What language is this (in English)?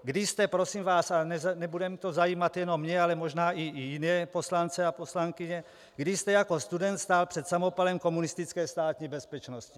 Czech